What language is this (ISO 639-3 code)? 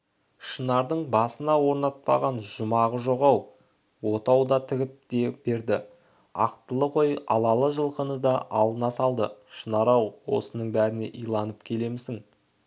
kaz